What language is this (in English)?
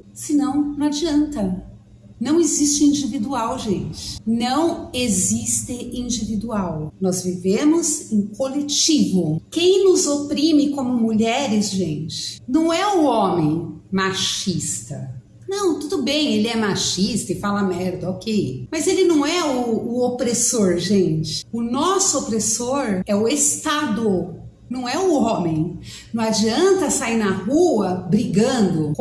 Portuguese